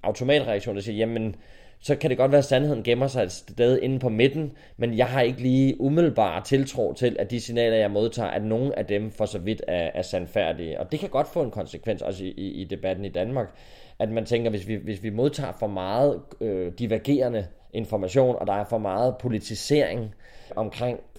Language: Danish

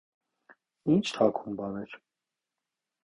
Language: Armenian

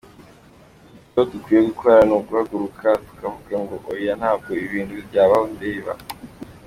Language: Kinyarwanda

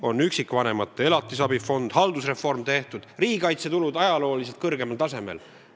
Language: Estonian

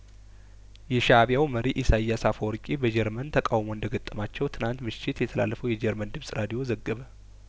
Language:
Amharic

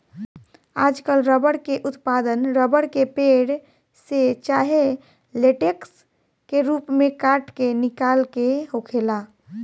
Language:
Bhojpuri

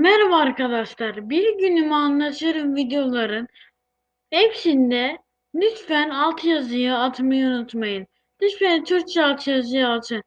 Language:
Turkish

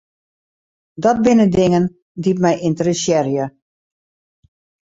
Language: Western Frisian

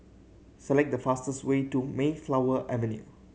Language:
English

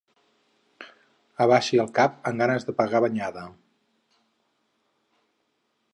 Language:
Catalan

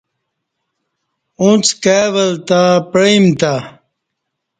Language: Kati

